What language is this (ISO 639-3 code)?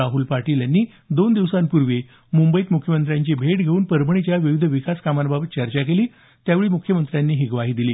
mar